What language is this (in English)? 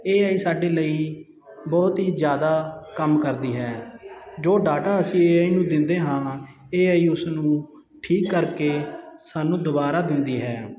Punjabi